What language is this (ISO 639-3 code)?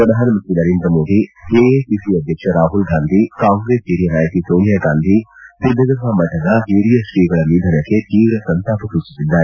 kan